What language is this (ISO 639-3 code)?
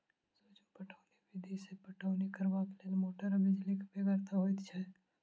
mai